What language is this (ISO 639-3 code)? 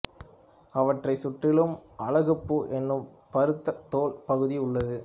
tam